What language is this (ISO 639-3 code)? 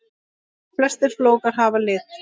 isl